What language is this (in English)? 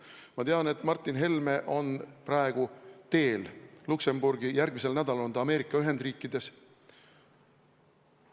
Estonian